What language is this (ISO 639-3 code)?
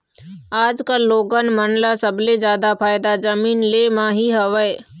hne